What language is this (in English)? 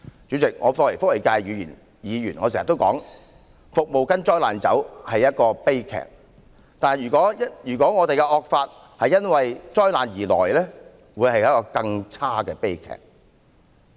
Cantonese